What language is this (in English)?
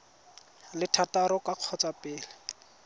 Tswana